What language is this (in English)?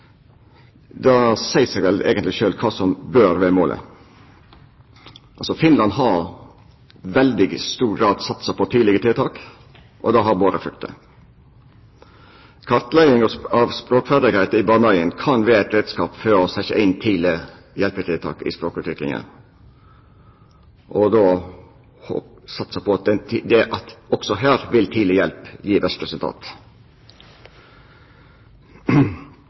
Norwegian Nynorsk